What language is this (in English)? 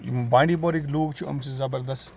Kashmiri